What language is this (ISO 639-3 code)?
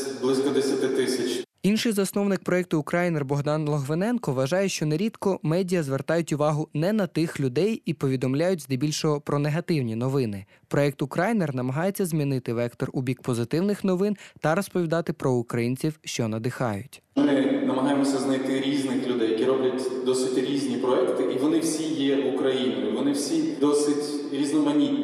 ukr